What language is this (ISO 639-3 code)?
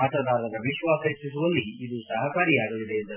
kan